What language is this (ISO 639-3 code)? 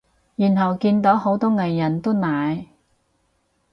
yue